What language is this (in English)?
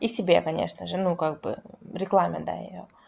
Russian